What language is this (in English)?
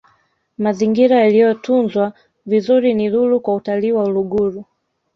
Swahili